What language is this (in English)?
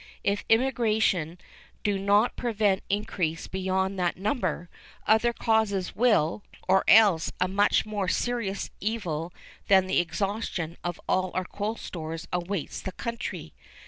English